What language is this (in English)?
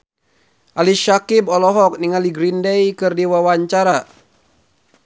Sundanese